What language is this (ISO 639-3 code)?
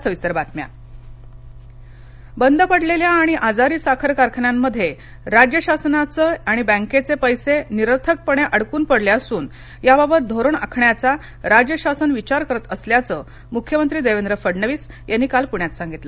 mar